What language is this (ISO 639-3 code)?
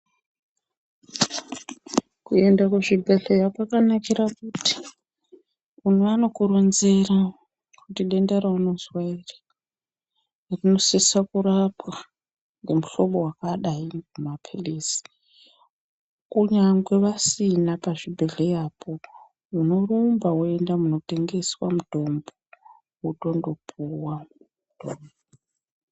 ndc